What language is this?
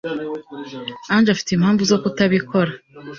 Kinyarwanda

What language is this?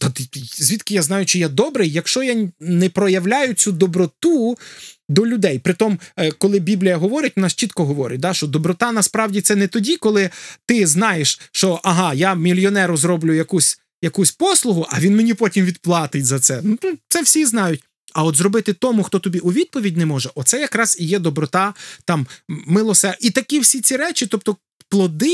Ukrainian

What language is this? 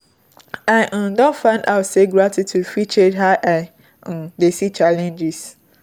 Nigerian Pidgin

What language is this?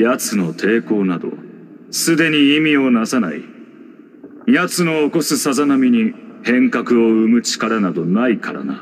Japanese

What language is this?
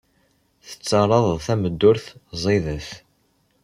Kabyle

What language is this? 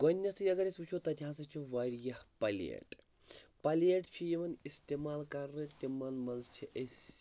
Kashmiri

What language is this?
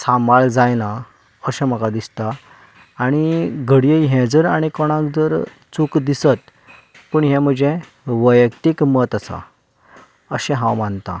Konkani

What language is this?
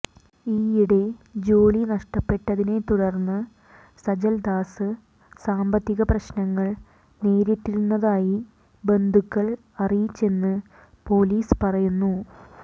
Malayalam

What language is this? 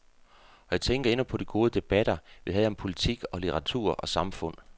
Danish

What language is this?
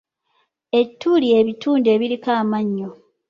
Ganda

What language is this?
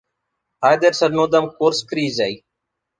Romanian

